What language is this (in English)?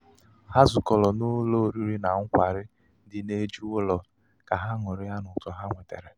Igbo